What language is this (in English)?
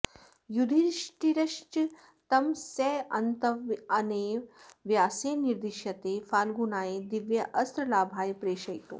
Sanskrit